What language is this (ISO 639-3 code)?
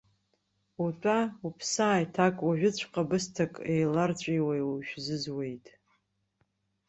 abk